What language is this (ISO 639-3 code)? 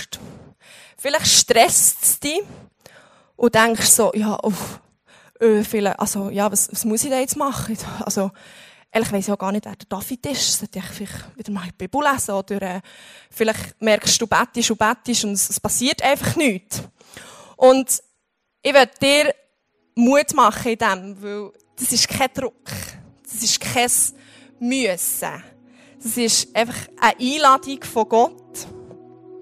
deu